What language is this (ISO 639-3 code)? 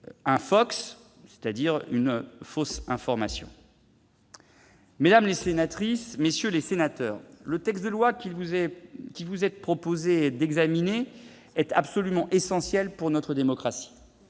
fra